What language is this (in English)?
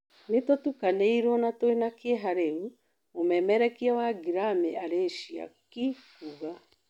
Kikuyu